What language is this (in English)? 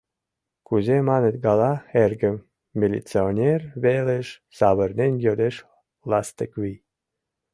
Mari